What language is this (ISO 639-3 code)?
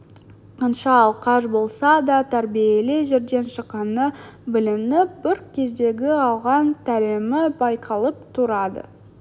kaz